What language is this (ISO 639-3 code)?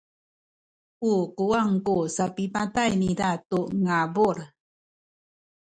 szy